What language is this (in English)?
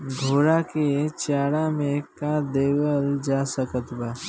Bhojpuri